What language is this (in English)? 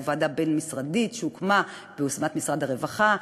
Hebrew